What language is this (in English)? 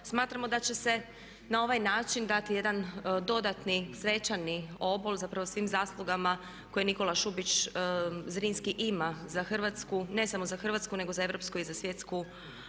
Croatian